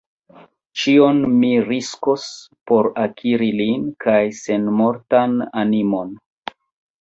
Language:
Esperanto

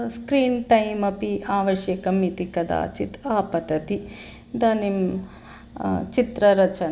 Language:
Sanskrit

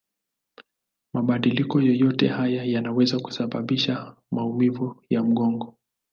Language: Swahili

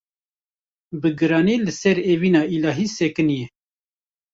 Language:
Kurdish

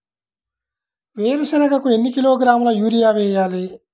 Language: Telugu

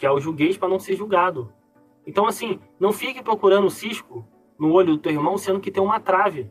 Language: Portuguese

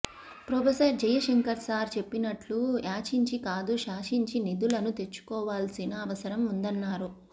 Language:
Telugu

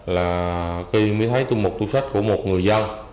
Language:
Vietnamese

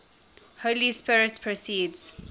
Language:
English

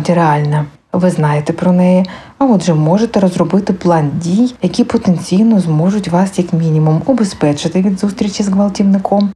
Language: Ukrainian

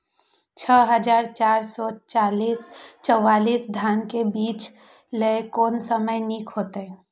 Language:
Maithili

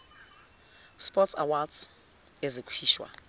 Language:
Zulu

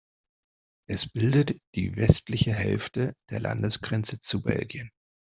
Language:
German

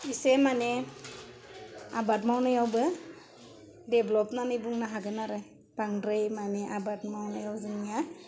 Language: Bodo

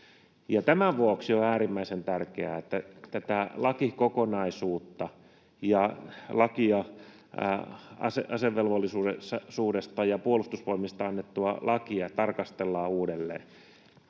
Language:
Finnish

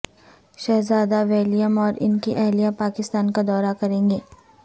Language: Urdu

